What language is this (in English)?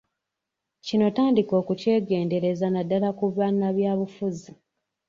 Ganda